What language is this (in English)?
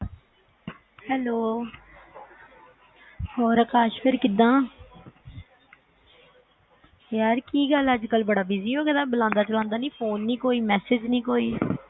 Punjabi